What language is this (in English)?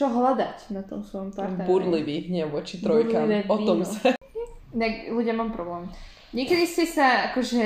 Slovak